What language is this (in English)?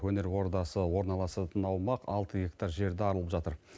Kazakh